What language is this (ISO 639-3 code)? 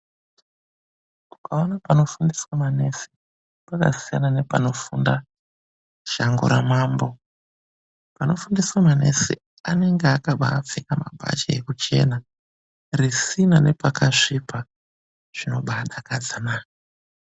ndc